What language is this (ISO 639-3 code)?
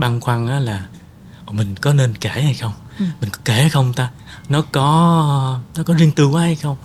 vie